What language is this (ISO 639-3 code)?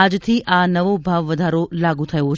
guj